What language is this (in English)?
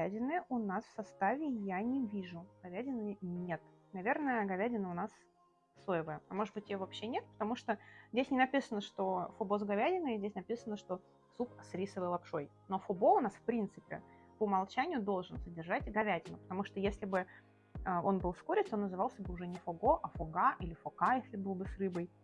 Russian